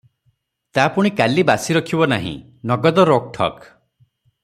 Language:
Odia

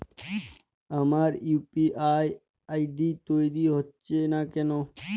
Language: Bangla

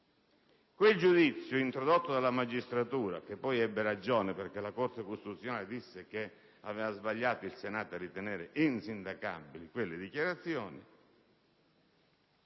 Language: Italian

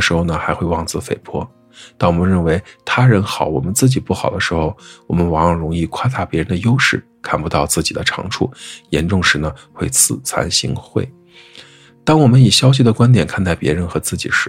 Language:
Chinese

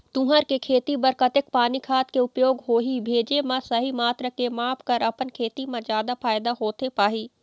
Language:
Chhattisgarhi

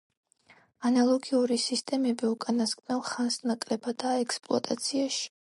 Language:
Georgian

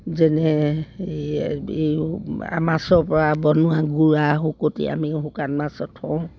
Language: Assamese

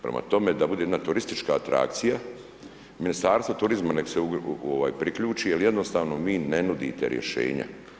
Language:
Croatian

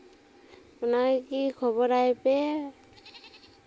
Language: Santali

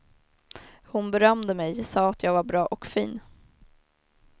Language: Swedish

